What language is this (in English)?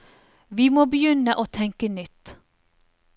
Norwegian